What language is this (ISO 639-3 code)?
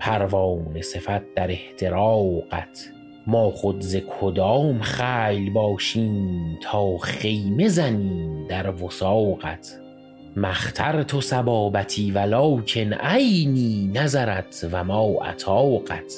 fas